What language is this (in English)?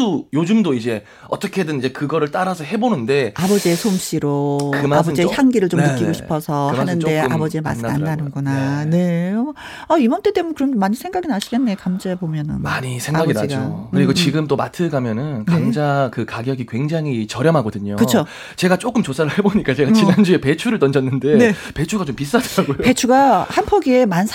Korean